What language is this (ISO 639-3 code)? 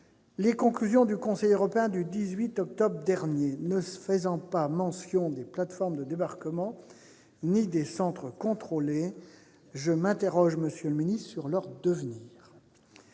fra